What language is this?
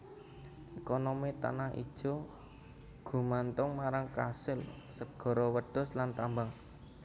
Javanese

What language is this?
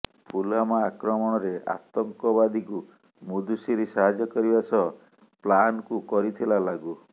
Odia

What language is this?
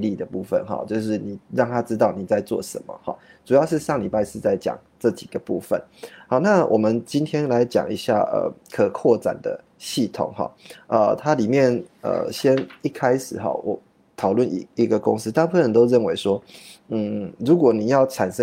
Chinese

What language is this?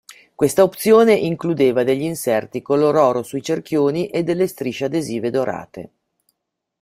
Italian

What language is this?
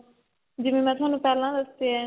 Punjabi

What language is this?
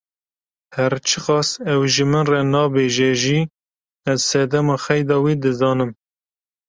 Kurdish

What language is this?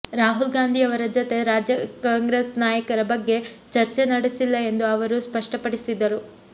Kannada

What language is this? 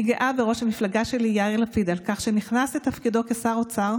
Hebrew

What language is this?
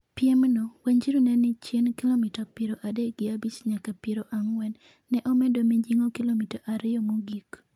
Luo (Kenya and Tanzania)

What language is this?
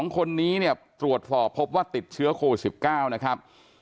Thai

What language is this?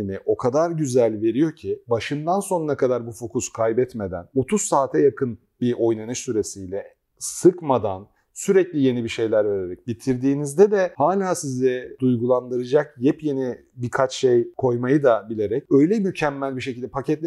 Turkish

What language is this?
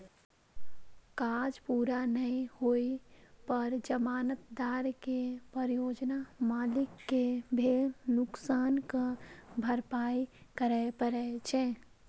Maithili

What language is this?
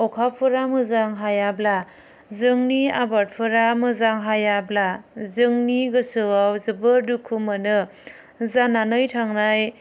Bodo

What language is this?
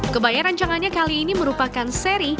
Indonesian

